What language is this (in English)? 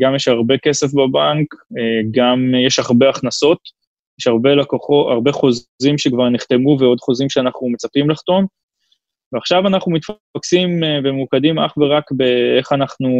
Hebrew